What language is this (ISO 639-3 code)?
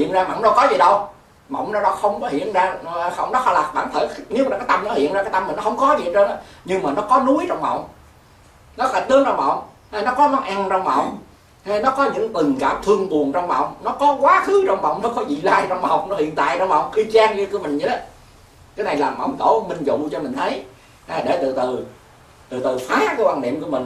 vie